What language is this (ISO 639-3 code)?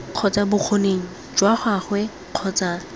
tsn